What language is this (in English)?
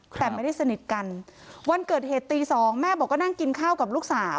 Thai